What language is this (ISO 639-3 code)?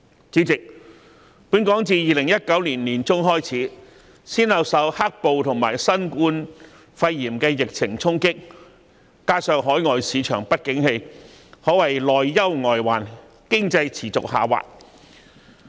yue